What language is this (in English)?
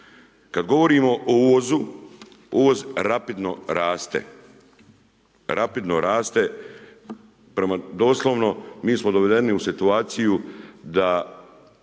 Croatian